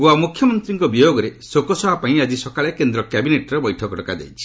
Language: Odia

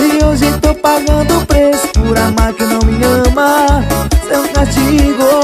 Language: Portuguese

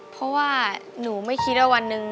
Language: Thai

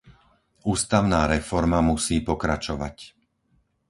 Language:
Slovak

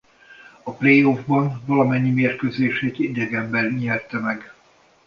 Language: Hungarian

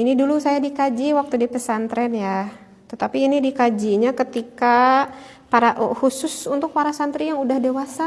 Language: Indonesian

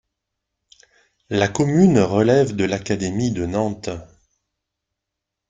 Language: French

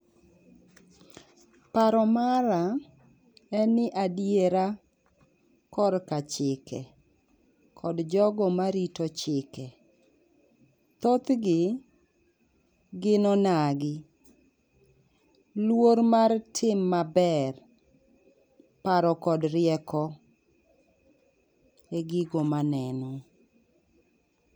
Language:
Luo (Kenya and Tanzania)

